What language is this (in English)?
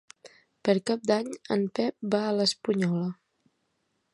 Catalan